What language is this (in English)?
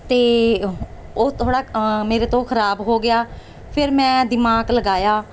Punjabi